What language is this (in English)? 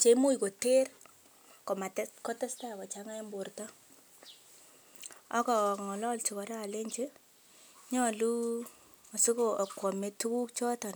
Kalenjin